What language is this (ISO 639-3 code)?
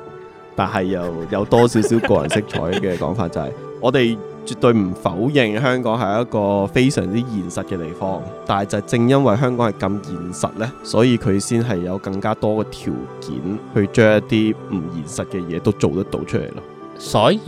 zho